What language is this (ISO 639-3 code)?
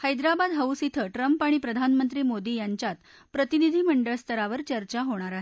mar